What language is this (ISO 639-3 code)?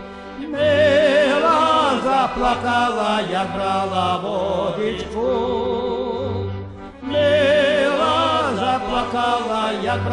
ron